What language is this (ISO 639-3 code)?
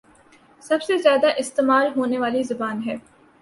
urd